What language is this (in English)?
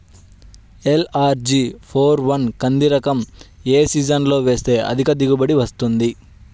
Telugu